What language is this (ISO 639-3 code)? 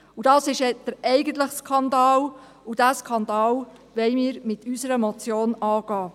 gsw